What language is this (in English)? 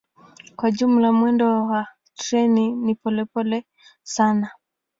Swahili